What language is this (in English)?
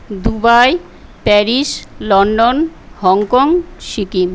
Bangla